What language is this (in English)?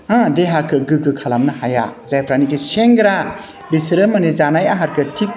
Bodo